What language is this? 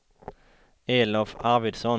Swedish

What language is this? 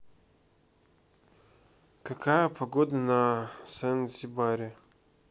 Russian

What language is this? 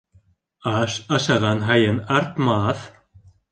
Bashkir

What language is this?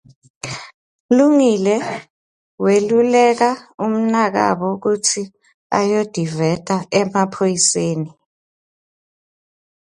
Swati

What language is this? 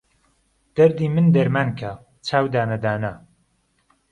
Central Kurdish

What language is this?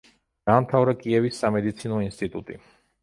Georgian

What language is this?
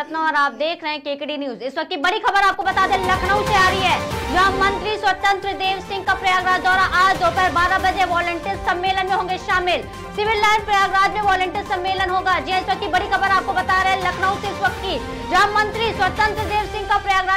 Hindi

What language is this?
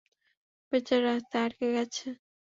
Bangla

